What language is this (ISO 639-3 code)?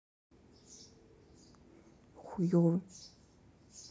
rus